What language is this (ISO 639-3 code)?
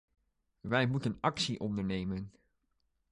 nld